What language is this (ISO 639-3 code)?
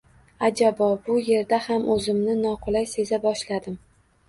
uzb